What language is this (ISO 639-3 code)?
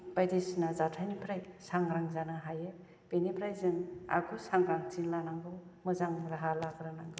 brx